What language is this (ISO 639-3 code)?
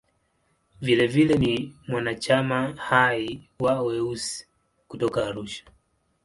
swa